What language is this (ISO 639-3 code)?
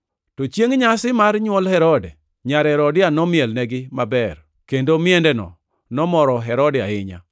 luo